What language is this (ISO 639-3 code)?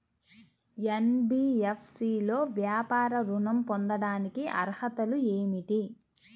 tel